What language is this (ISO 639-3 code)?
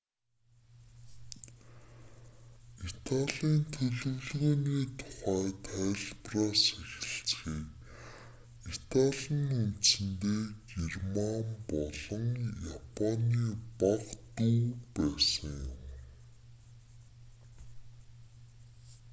mon